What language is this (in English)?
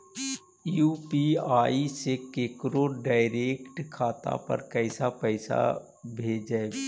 Magahi